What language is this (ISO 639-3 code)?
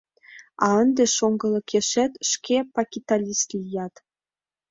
chm